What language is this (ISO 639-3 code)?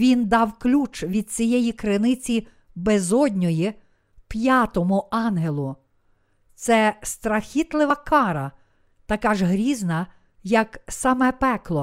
ukr